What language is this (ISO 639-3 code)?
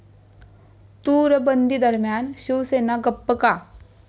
mar